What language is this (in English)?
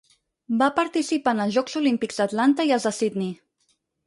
Catalan